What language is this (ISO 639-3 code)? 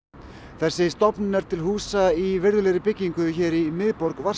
isl